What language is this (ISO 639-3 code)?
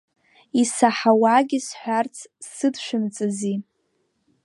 abk